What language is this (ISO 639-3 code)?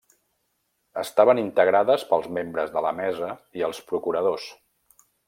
cat